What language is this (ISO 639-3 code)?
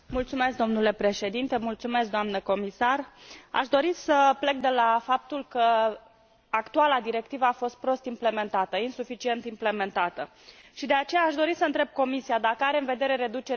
ron